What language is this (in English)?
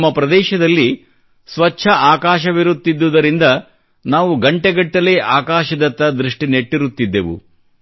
Kannada